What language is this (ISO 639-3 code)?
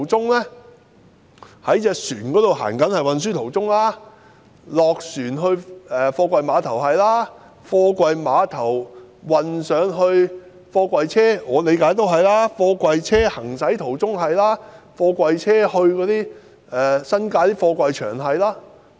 yue